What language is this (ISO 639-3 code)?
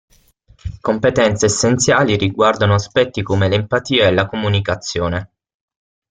ita